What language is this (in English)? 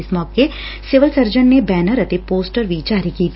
Punjabi